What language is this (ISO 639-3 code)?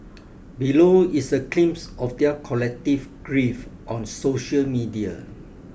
eng